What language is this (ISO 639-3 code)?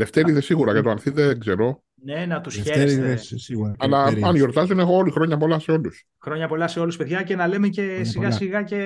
ell